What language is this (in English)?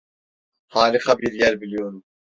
Turkish